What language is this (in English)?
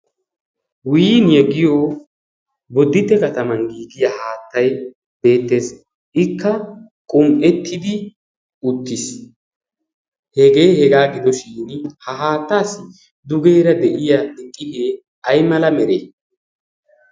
Wolaytta